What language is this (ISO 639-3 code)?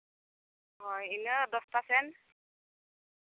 sat